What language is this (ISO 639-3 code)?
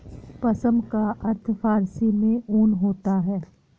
hin